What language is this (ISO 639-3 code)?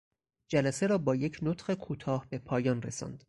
fas